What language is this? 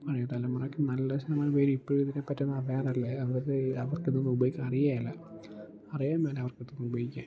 Malayalam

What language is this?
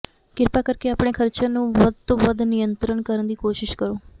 Punjabi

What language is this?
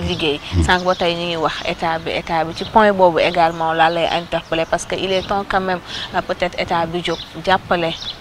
French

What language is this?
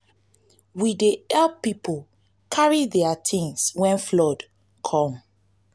Nigerian Pidgin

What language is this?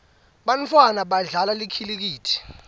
Swati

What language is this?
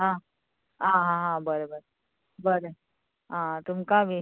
Konkani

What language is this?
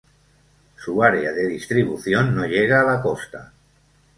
Spanish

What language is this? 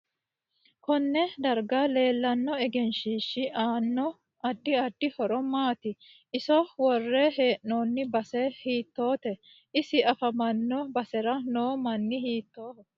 Sidamo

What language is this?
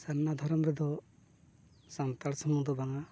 Santali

